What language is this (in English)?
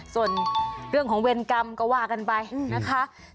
Thai